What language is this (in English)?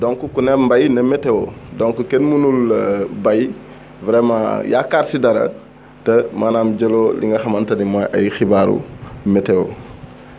Wolof